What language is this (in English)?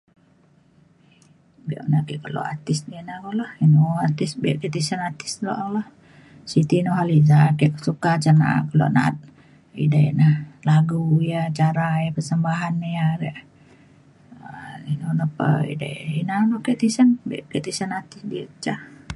Mainstream Kenyah